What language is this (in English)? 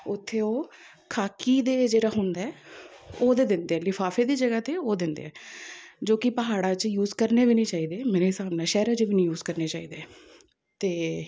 Punjabi